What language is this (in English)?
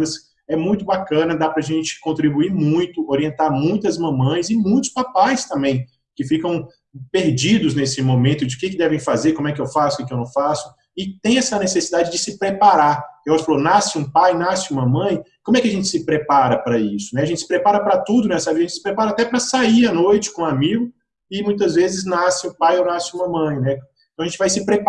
Portuguese